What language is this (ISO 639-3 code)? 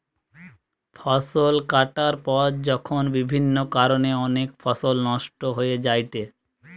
ben